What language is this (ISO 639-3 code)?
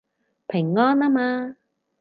yue